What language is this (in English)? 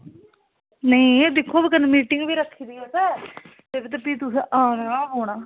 Dogri